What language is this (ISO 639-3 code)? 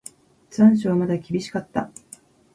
jpn